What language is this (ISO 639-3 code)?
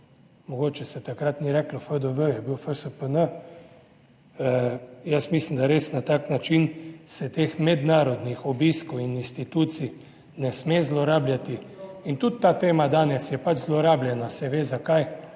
slv